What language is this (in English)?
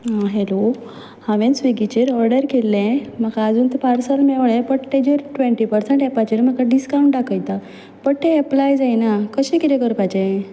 Konkani